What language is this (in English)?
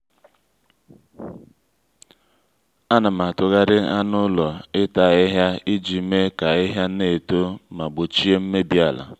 Igbo